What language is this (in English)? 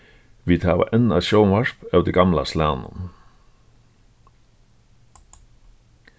Faroese